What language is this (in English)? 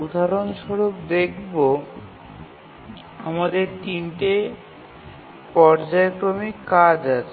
Bangla